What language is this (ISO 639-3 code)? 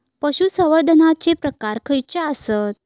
mar